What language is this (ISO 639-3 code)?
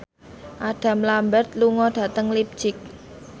jav